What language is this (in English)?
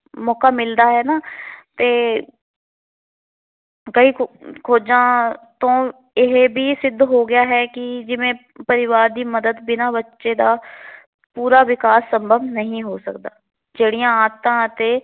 Punjabi